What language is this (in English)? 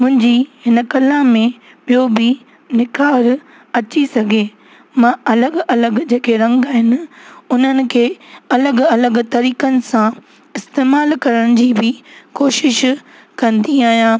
Sindhi